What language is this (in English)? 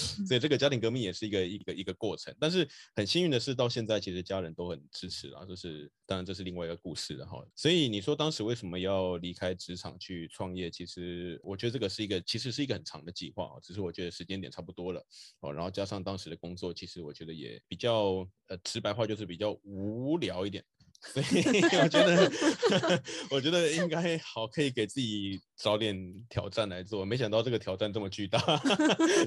Chinese